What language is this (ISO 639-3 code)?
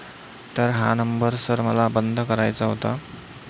mar